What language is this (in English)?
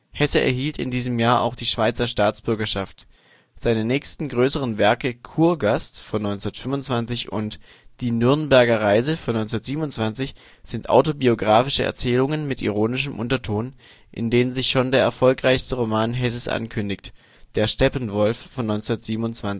German